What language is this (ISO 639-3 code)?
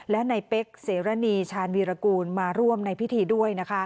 tha